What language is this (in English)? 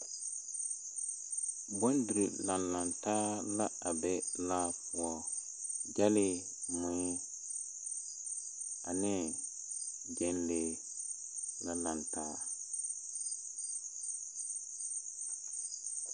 Southern Dagaare